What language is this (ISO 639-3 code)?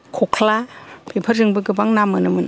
brx